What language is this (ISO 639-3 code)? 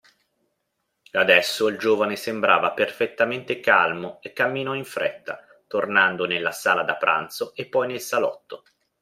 ita